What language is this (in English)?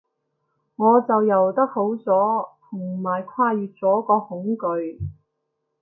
Cantonese